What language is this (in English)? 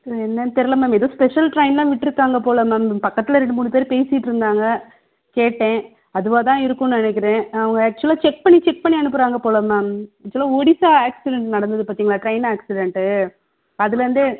Tamil